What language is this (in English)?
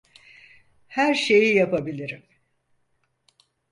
Turkish